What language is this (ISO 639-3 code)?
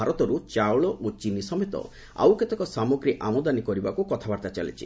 ori